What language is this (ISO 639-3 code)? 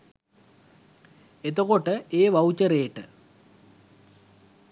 sin